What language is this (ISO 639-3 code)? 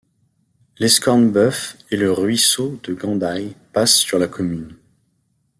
fra